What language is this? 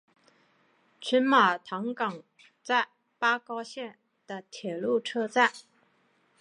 Chinese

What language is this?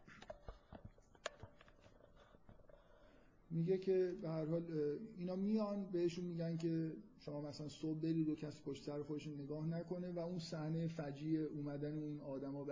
Persian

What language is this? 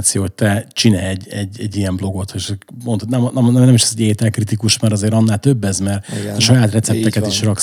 Hungarian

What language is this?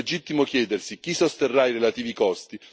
Italian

